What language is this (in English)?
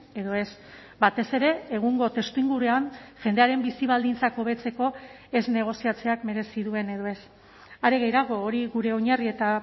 Basque